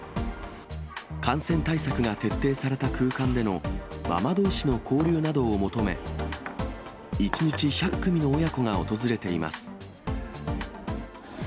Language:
Japanese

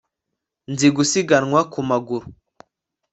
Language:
Kinyarwanda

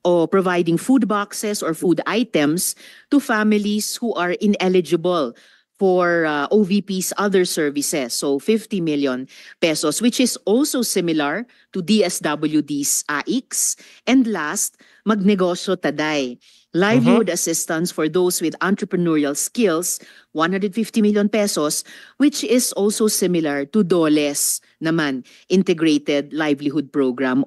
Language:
Filipino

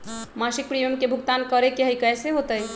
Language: Magahi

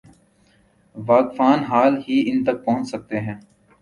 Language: Urdu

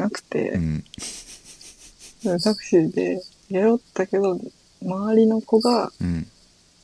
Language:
Japanese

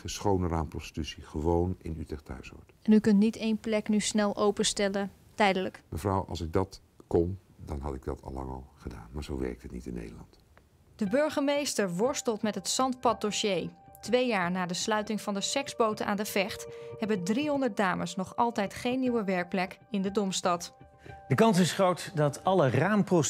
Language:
Dutch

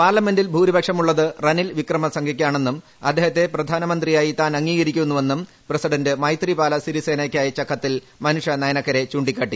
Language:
Malayalam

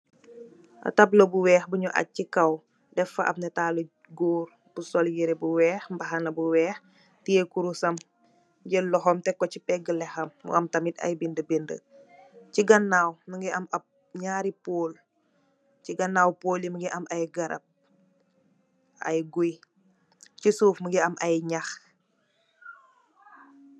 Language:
Wolof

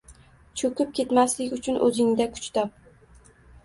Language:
Uzbek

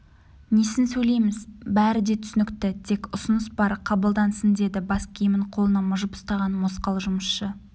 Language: Kazakh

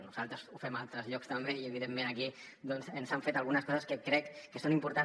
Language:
Catalan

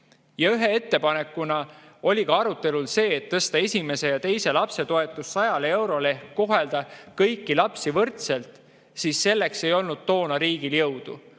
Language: Estonian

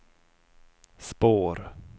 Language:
Swedish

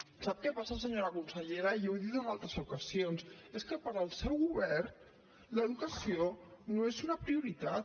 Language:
Catalan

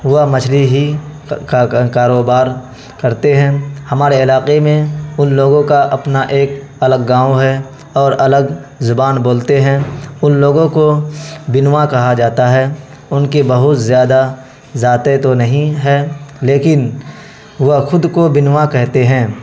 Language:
Urdu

